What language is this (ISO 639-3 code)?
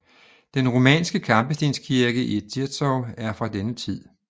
dan